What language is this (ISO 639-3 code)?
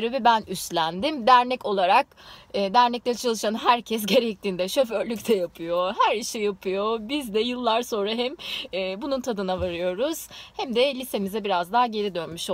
tur